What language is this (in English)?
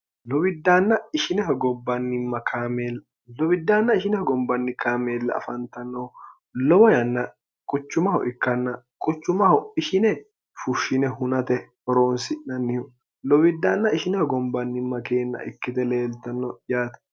Sidamo